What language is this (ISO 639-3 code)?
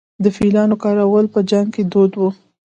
pus